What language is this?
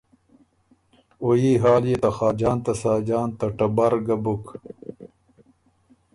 Ormuri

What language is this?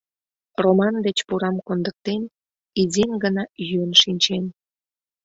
Mari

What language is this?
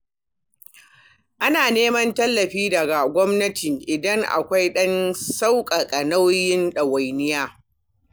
Hausa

